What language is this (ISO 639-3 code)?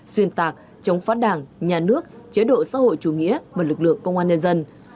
vie